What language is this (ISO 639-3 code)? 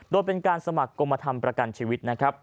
tha